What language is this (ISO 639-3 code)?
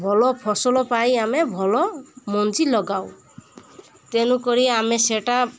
ori